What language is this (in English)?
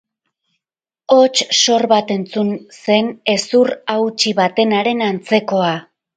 Basque